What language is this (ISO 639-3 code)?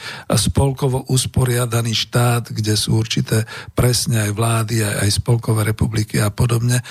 slk